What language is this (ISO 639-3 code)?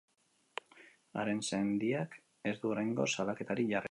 eus